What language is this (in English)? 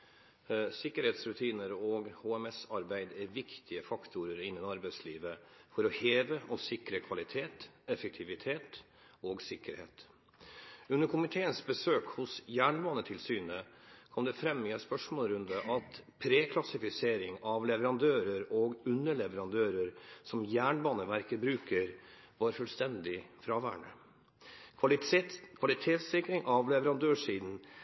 Norwegian Bokmål